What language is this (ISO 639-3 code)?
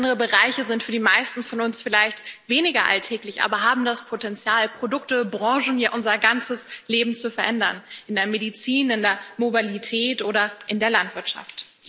deu